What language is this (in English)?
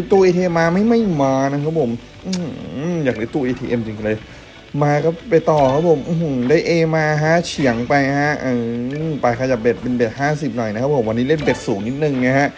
Thai